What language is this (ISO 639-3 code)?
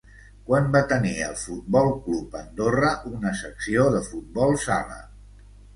cat